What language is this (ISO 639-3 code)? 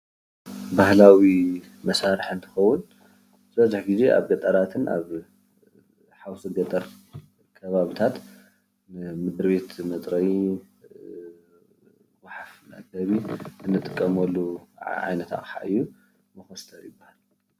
tir